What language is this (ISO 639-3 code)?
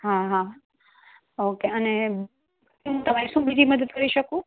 guj